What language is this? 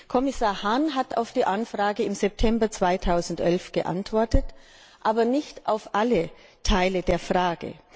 German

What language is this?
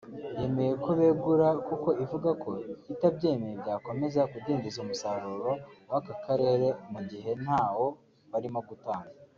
Kinyarwanda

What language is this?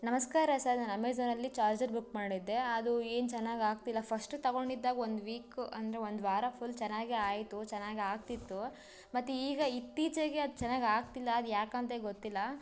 Kannada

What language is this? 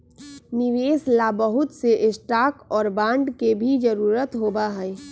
Magahi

